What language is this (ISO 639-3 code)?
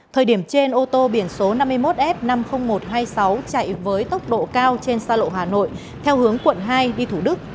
vie